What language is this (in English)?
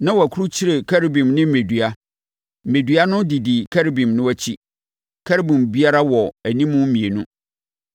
Akan